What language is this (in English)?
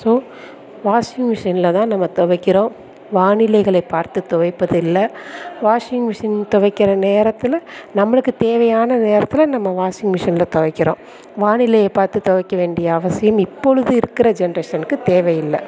Tamil